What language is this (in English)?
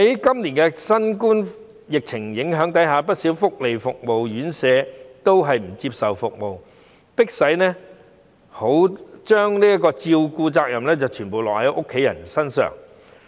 Cantonese